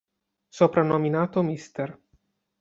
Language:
Italian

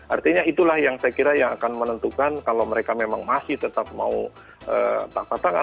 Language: Indonesian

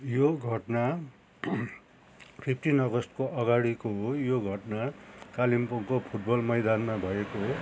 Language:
Nepali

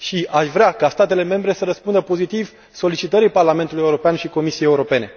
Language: Romanian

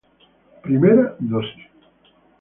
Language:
Spanish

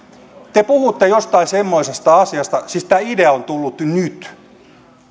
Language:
Finnish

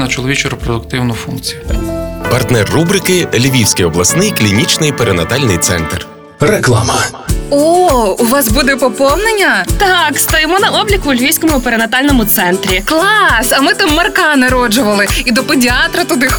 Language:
Ukrainian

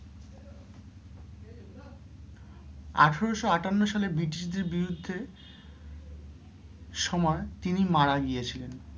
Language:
Bangla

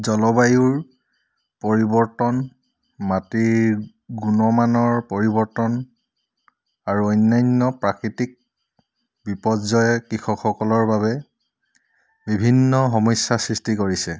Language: Assamese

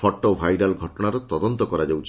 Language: Odia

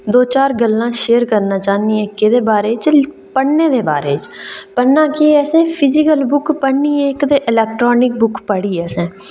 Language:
Dogri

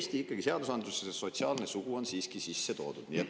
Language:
Estonian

